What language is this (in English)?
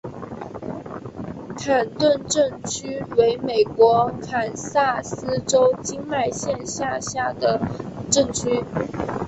Chinese